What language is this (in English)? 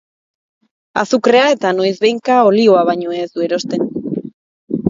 Basque